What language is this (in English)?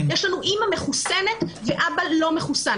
Hebrew